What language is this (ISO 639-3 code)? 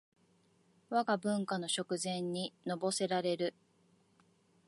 jpn